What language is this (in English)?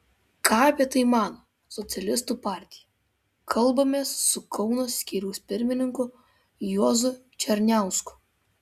Lithuanian